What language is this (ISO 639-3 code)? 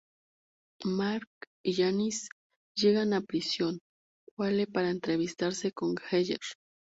spa